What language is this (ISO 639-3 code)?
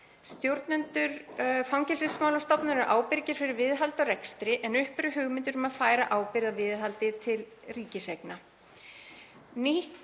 isl